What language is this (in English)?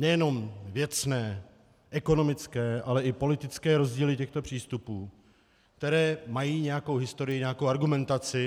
Czech